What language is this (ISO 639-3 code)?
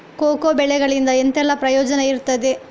kan